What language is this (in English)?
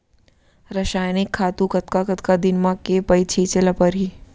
Chhattisgarhi